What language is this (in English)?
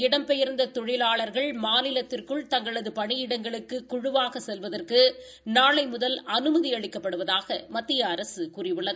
Tamil